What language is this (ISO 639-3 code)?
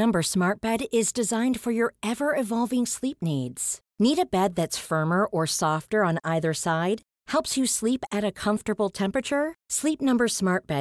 swe